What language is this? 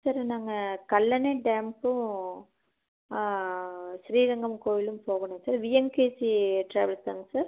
Tamil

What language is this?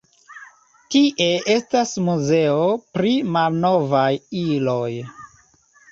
Esperanto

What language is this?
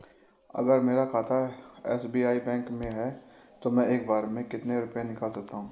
Hindi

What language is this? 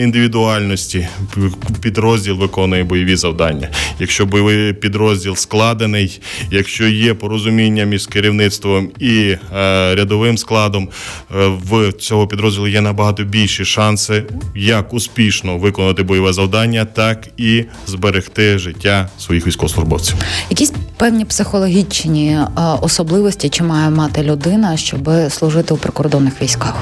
Ukrainian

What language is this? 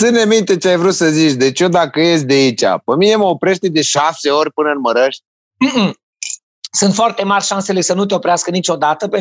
Romanian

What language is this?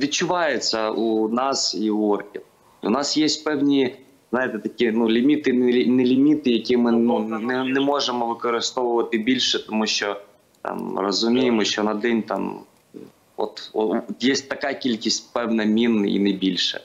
Ukrainian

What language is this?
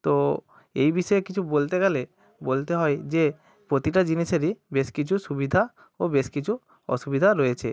Bangla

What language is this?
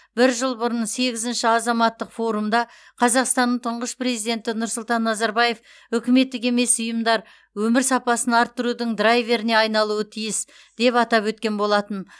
Kazakh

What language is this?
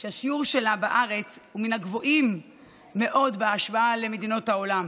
Hebrew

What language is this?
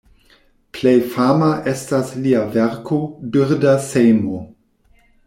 Esperanto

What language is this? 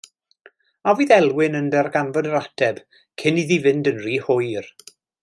Welsh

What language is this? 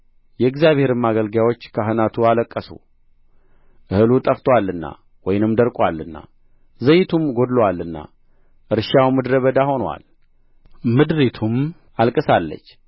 Amharic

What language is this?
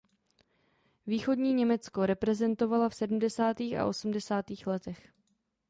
Czech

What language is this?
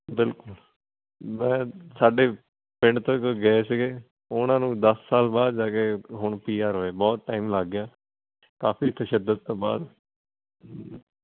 Punjabi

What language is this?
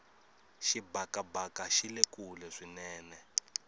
Tsonga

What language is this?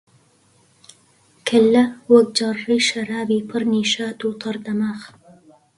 Central Kurdish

